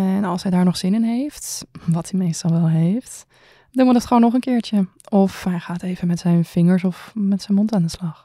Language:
Dutch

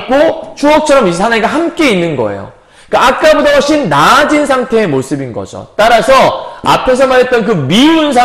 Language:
Korean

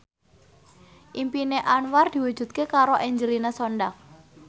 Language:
Javanese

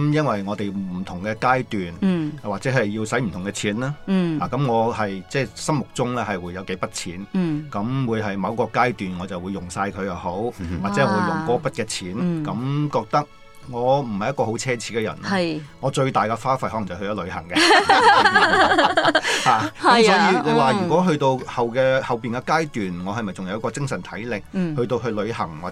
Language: Chinese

